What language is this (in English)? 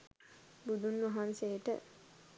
Sinhala